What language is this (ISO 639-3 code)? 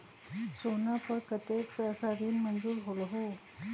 mag